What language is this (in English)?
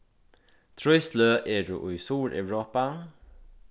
Faroese